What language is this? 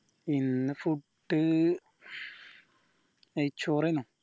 Malayalam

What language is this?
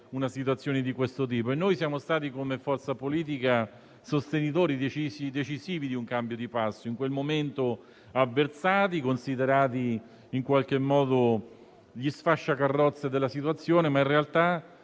Italian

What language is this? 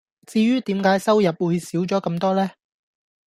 Cantonese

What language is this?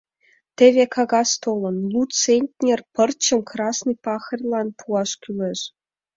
Mari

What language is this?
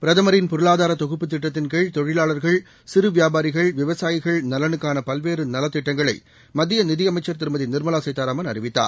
Tamil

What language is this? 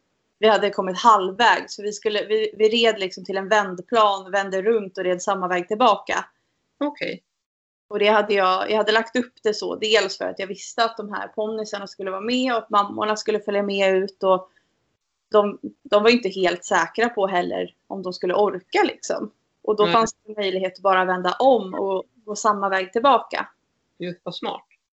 Swedish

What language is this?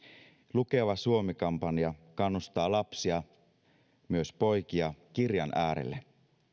Finnish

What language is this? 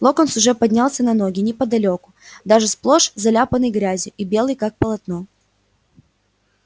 Russian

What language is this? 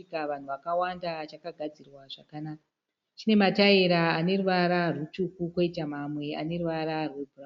Shona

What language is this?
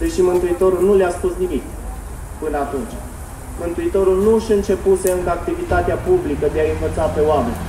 Romanian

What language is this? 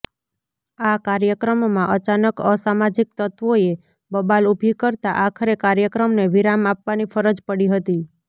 Gujarati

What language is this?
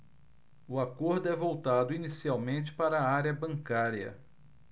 Portuguese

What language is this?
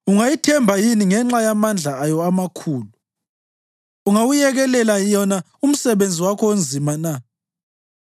North Ndebele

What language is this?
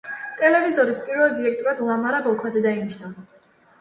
Georgian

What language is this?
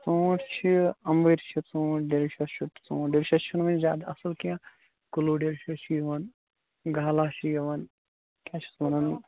Kashmiri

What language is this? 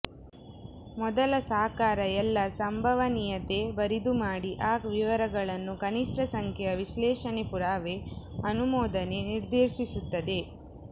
Kannada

